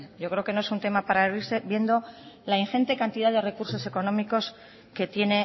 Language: Spanish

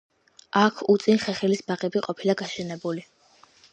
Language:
Georgian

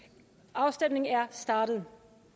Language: Danish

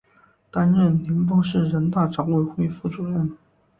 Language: Chinese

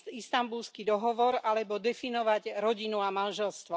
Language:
Slovak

